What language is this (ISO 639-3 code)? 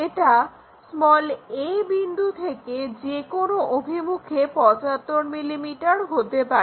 ben